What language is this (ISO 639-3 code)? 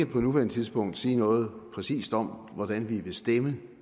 dan